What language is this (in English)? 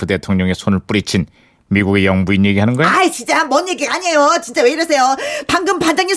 Korean